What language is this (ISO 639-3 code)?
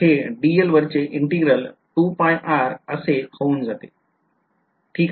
mar